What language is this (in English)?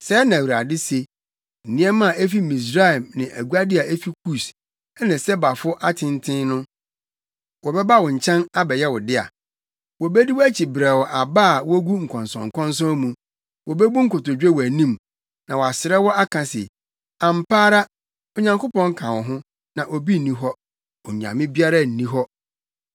Akan